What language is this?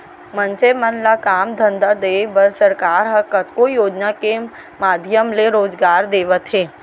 Chhattisgarhi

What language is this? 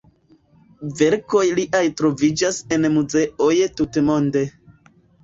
Esperanto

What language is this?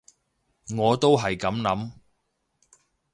Cantonese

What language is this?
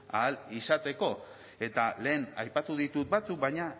Basque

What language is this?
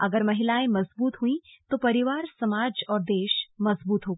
Hindi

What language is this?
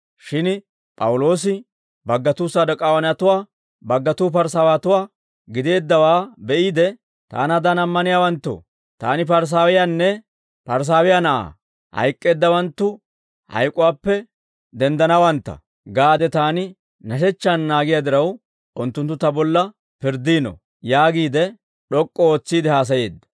Dawro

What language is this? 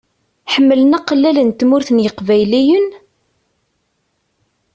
Kabyle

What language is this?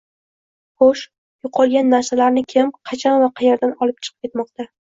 Uzbek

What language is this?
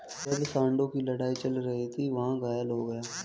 Hindi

